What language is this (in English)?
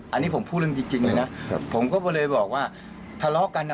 Thai